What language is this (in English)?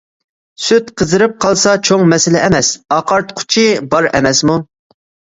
Uyghur